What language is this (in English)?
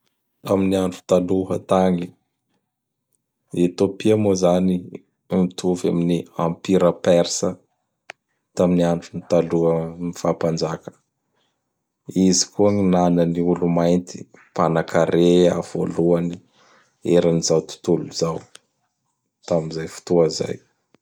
Bara Malagasy